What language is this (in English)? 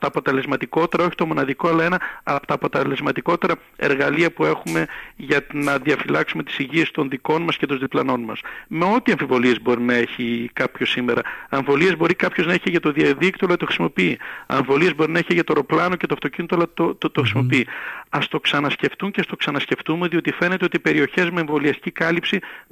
Greek